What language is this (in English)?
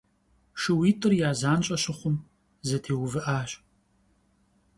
Kabardian